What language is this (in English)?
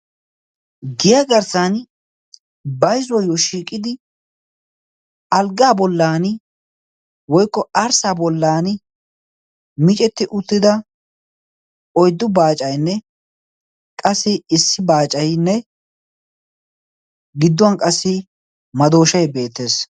Wolaytta